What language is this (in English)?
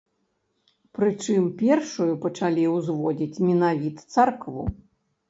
Belarusian